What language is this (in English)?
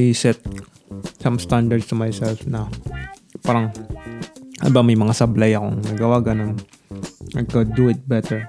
Filipino